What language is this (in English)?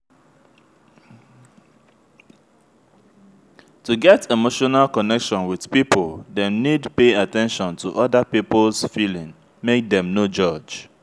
Nigerian Pidgin